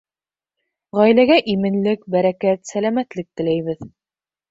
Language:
Bashkir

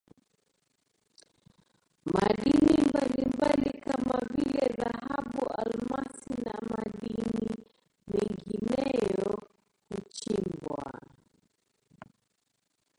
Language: Swahili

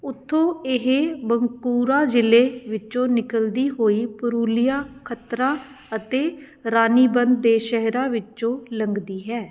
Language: Punjabi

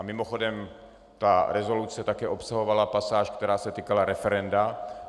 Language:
Czech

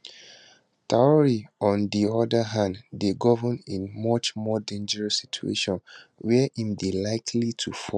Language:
Nigerian Pidgin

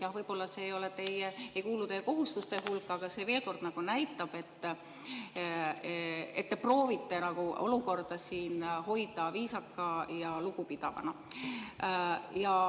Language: Estonian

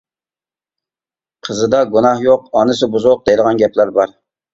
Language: Uyghur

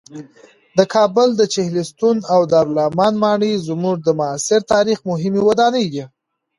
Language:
Pashto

